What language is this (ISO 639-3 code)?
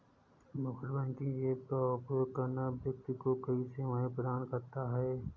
hin